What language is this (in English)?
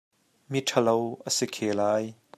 Hakha Chin